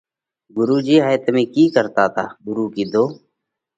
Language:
Parkari Koli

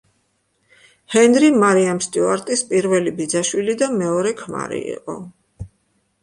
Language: Georgian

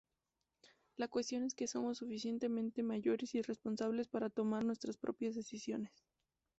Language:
Spanish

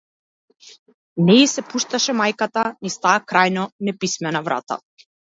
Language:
Macedonian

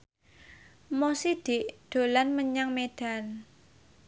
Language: Javanese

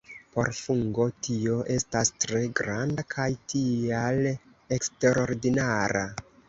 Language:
Esperanto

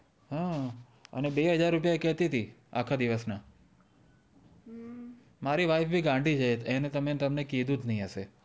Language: Gujarati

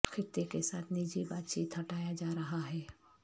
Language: Urdu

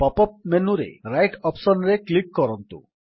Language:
Odia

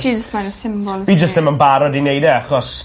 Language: Welsh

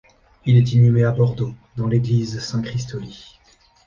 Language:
French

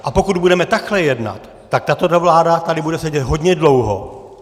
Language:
Czech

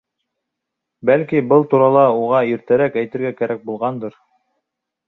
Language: Bashkir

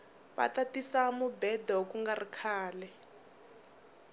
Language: Tsonga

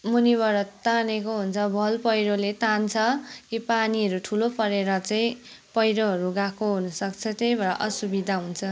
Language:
Nepali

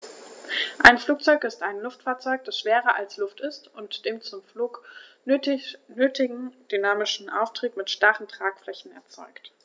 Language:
German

